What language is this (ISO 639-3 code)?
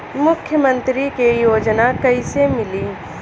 bho